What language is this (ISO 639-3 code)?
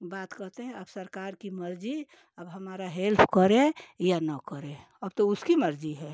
hin